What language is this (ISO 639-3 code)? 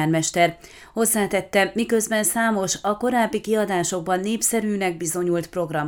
hun